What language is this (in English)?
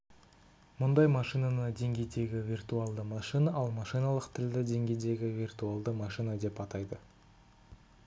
Kazakh